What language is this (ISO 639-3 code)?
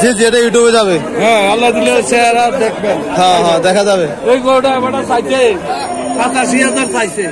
tur